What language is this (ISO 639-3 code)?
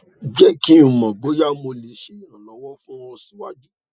yor